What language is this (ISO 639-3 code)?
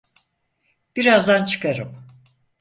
tur